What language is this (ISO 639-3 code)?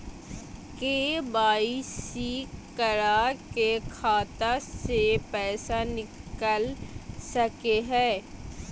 mag